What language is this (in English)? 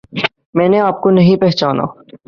Urdu